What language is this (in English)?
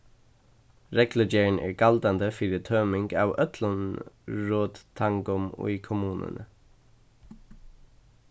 Faroese